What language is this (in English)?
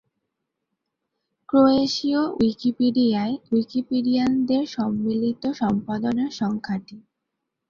Bangla